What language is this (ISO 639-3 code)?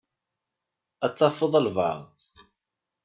kab